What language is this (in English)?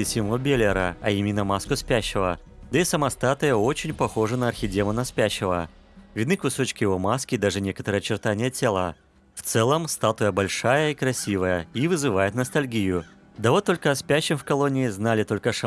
Russian